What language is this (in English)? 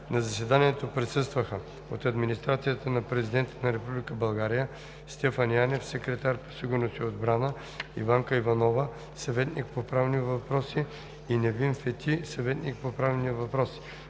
Bulgarian